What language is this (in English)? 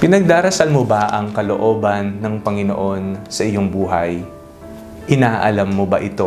Filipino